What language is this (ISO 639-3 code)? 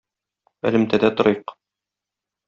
tat